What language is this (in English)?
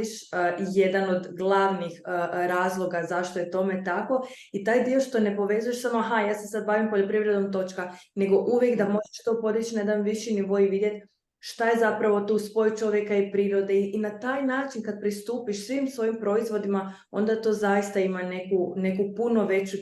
Croatian